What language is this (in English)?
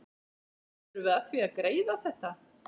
Icelandic